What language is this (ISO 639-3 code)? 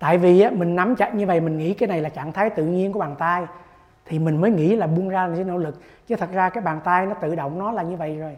vie